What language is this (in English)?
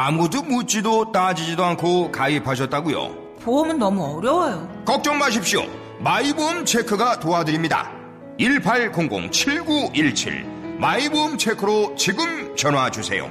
Korean